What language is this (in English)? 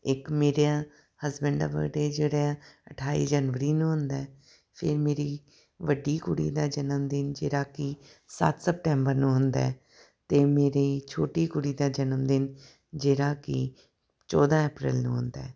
Punjabi